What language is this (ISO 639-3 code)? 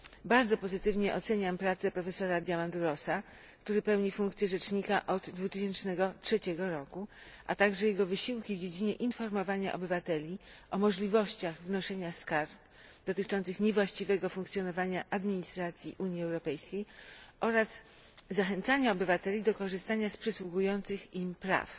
pol